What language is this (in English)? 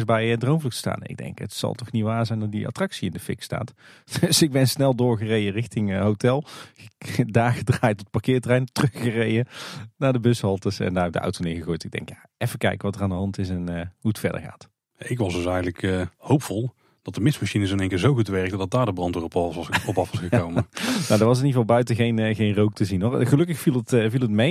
Dutch